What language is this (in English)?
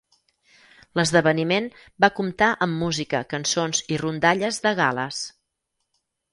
Catalan